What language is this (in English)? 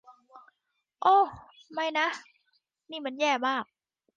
Thai